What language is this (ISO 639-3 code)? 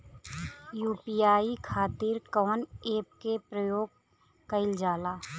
bho